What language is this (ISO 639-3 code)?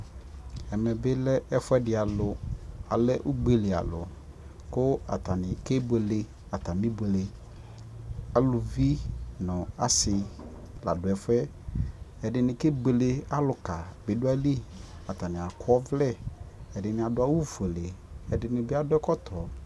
kpo